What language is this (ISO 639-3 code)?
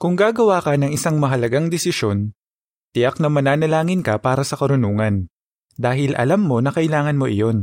fil